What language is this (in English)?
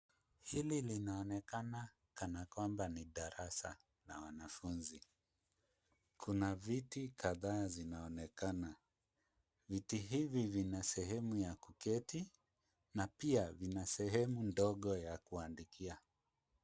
Swahili